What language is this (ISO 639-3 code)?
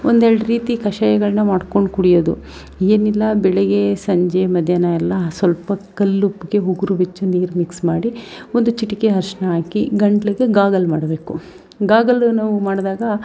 kan